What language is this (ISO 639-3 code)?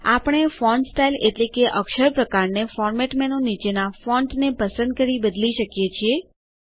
guj